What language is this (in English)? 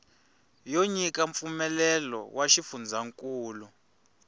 Tsonga